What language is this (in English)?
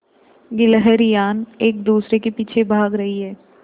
Hindi